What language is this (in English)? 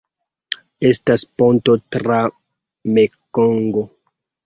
Esperanto